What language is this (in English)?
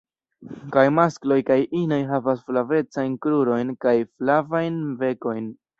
Esperanto